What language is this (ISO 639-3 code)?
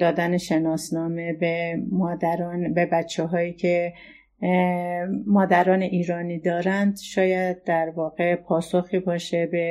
fas